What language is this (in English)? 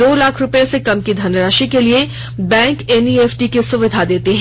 Hindi